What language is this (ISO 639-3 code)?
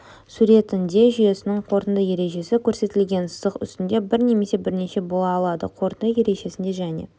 kaz